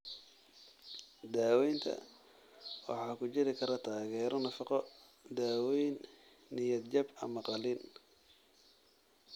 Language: Somali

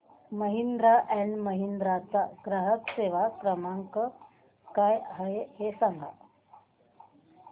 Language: Marathi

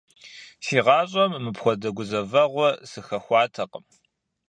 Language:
Kabardian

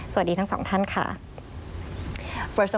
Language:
Thai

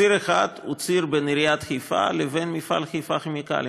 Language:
Hebrew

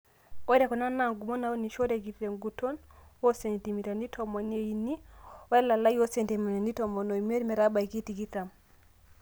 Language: Masai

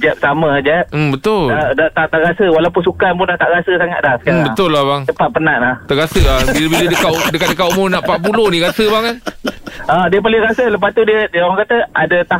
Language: Malay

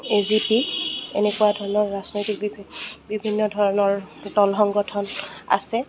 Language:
Assamese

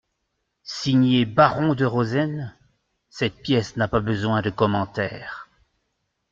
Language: French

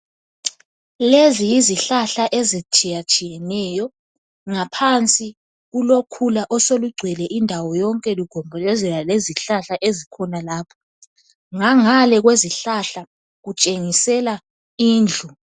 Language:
North Ndebele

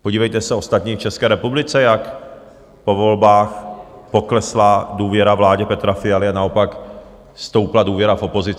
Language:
Czech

